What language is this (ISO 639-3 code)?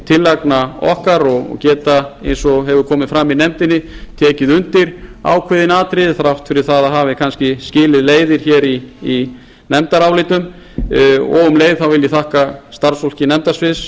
isl